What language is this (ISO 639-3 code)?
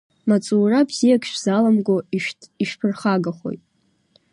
abk